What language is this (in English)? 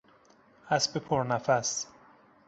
Persian